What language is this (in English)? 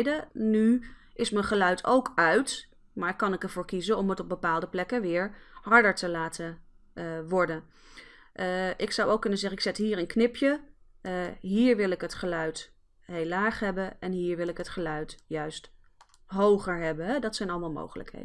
Dutch